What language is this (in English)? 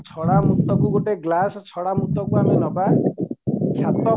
Odia